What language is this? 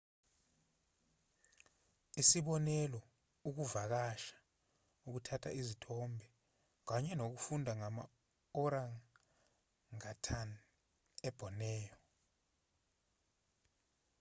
Zulu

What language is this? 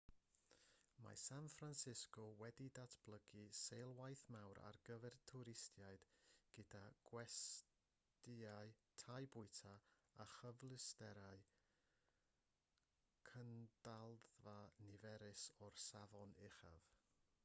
Welsh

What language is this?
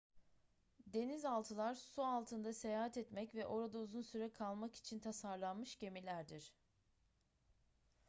Turkish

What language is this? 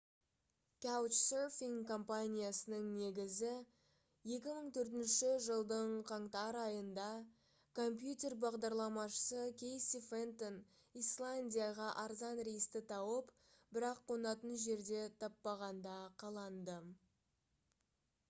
Kazakh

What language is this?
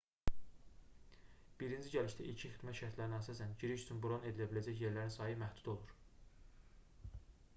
Azerbaijani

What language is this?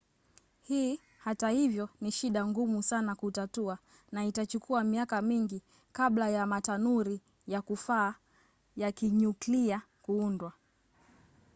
Swahili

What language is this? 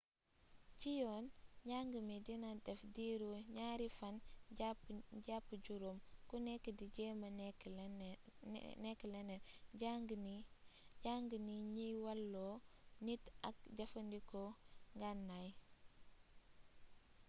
Wolof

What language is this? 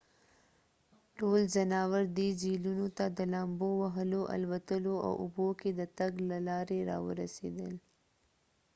Pashto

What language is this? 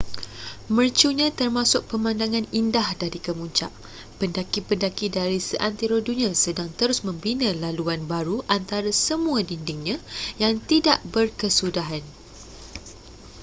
Malay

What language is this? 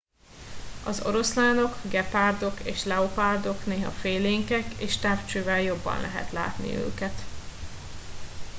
Hungarian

